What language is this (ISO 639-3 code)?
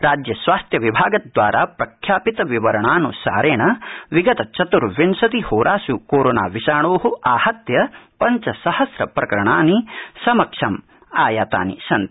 san